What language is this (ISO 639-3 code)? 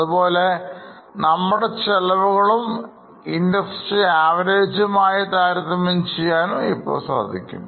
mal